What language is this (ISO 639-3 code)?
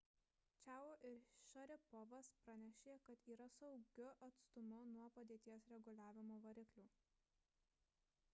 lit